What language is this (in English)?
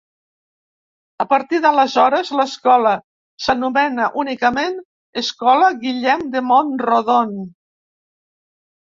Catalan